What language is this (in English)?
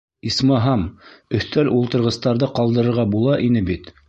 Bashkir